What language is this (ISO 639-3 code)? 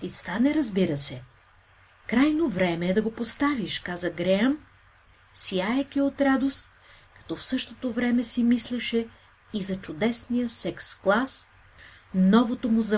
bul